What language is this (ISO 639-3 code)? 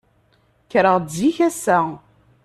kab